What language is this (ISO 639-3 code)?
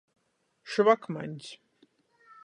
ltg